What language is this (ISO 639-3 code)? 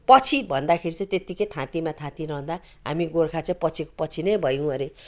nep